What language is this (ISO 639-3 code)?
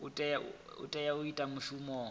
ven